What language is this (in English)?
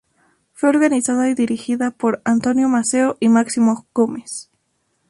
Spanish